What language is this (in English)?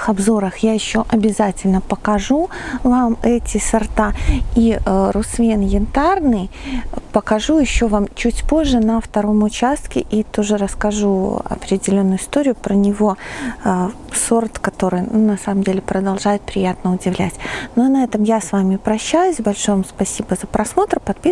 Russian